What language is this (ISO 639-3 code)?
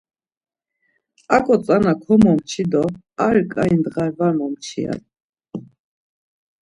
lzz